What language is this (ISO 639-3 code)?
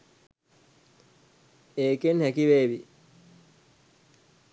sin